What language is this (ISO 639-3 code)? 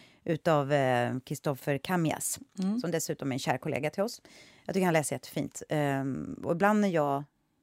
swe